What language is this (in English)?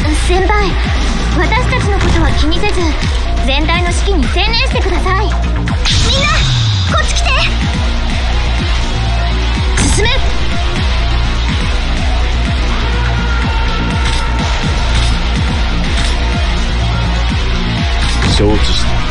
Japanese